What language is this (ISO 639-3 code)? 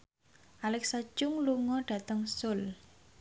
jav